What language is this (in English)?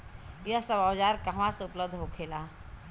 Bhojpuri